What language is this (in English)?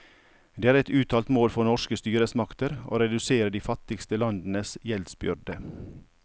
Norwegian